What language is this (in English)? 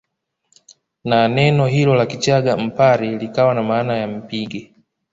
Swahili